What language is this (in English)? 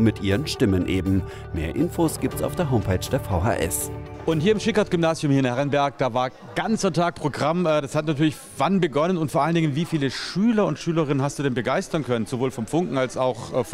German